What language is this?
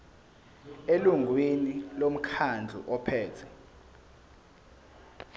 Zulu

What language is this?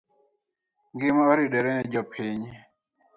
Luo (Kenya and Tanzania)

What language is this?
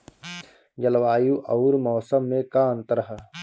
Bhojpuri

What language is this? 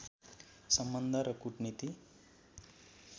Nepali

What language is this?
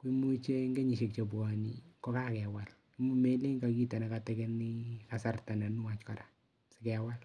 Kalenjin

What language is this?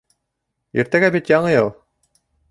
Bashkir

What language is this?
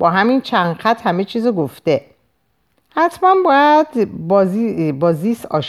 Persian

